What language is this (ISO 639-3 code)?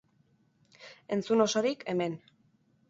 eus